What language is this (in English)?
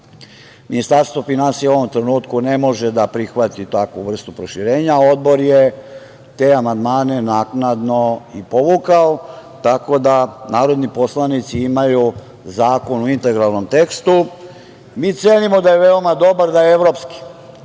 Serbian